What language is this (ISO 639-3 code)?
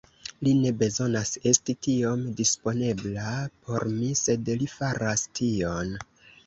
epo